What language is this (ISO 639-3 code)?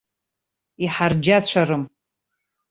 abk